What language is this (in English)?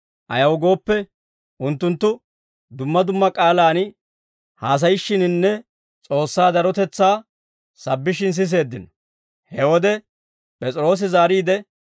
Dawro